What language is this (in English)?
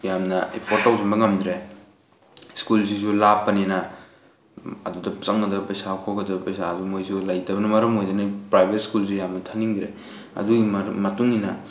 Manipuri